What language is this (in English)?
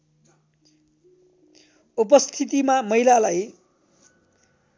Nepali